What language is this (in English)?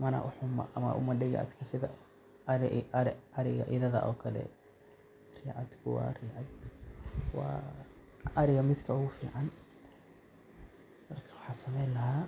Somali